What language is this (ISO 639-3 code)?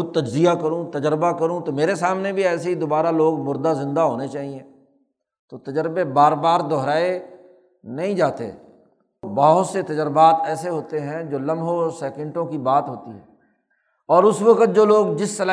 urd